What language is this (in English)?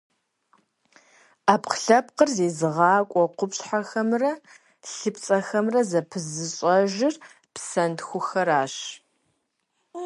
Kabardian